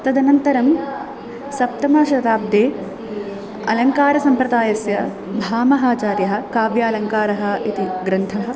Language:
Sanskrit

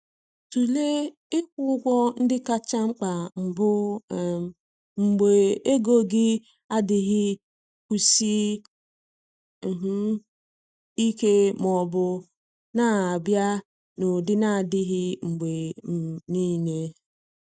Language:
Igbo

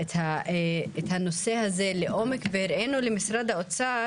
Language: Hebrew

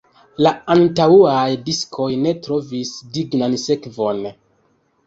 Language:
Esperanto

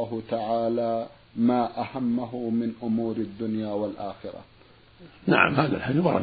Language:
Arabic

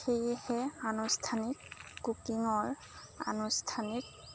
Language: Assamese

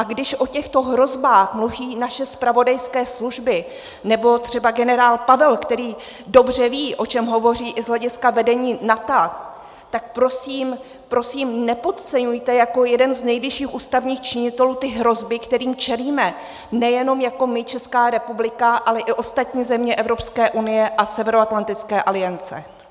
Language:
Czech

